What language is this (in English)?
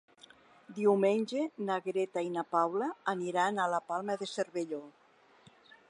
Catalan